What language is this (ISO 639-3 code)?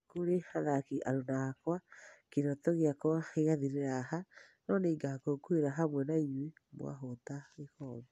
kik